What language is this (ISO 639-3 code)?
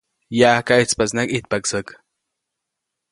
zoc